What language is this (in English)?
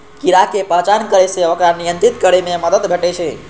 Maithili